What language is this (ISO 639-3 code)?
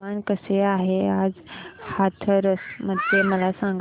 mar